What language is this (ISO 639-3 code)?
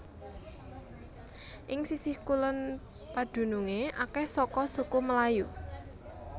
jav